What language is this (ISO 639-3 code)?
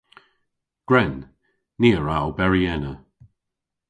cor